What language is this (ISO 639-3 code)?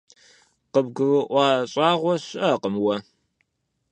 kbd